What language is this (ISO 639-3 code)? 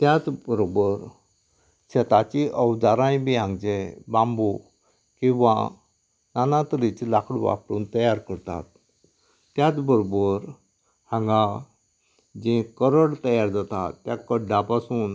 kok